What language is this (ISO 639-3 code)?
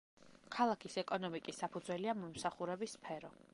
kat